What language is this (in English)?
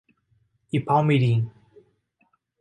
Portuguese